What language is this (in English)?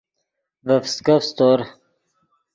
Yidgha